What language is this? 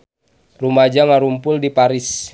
Sundanese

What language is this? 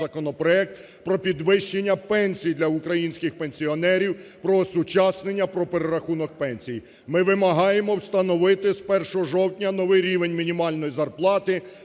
Ukrainian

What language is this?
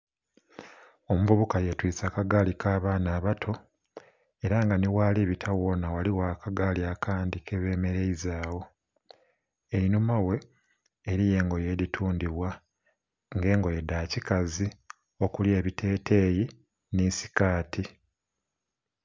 Soga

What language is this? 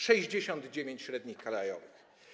Polish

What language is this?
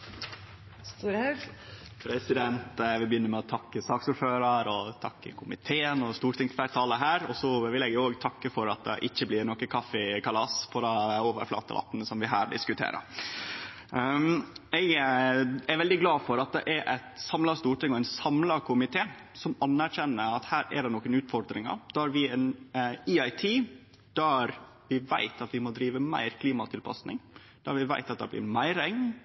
Norwegian Nynorsk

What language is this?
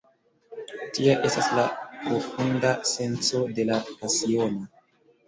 Esperanto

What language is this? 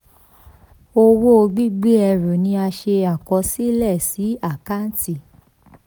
Yoruba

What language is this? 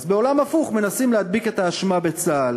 Hebrew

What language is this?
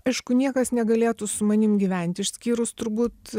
Lithuanian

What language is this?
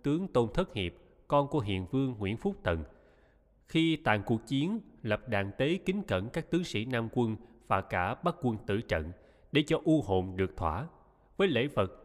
Vietnamese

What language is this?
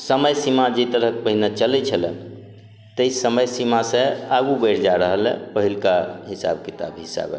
Maithili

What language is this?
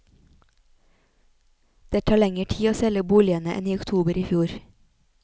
Norwegian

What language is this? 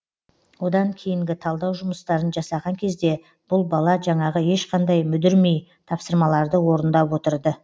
Kazakh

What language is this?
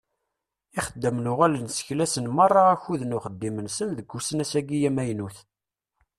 Kabyle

